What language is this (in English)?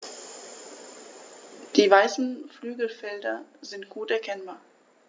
German